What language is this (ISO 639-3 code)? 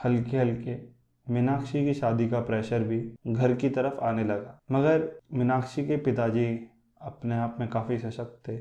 hin